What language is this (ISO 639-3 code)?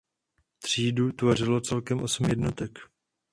ces